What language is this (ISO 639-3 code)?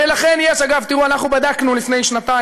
heb